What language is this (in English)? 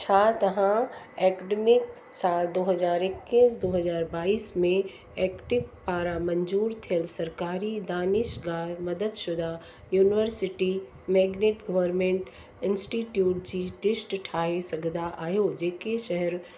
Sindhi